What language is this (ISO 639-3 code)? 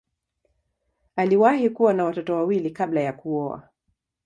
swa